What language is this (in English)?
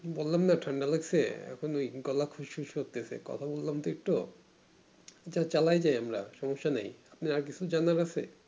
Bangla